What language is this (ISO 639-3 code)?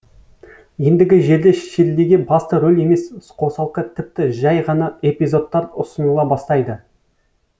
kaz